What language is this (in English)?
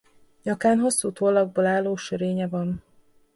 Hungarian